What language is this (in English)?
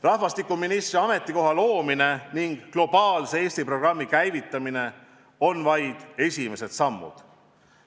Estonian